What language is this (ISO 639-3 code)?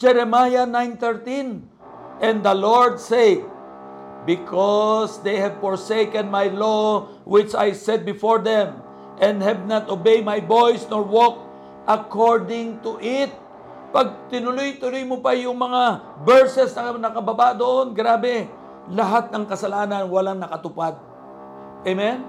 fil